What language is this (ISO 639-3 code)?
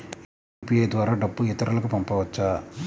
tel